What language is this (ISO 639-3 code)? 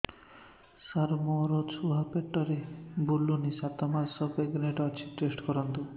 ori